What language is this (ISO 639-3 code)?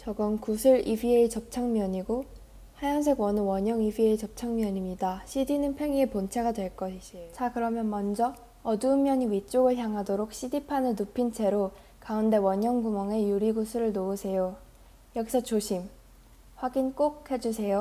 kor